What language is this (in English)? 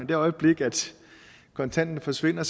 Danish